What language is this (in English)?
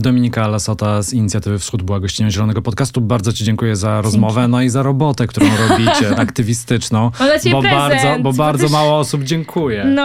Polish